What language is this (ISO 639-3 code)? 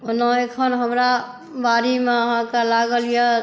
mai